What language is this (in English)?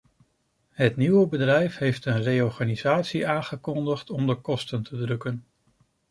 Dutch